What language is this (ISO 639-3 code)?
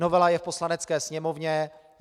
ces